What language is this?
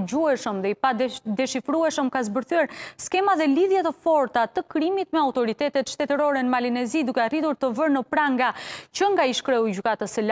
Romanian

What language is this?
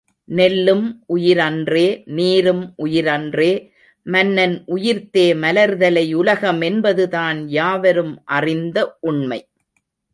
Tamil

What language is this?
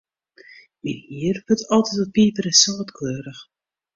Western Frisian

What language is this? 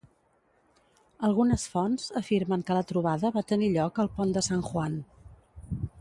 Catalan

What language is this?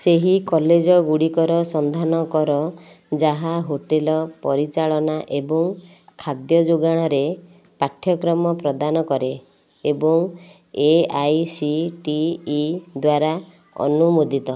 Odia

